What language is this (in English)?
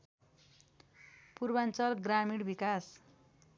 Nepali